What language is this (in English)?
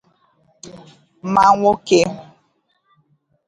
Igbo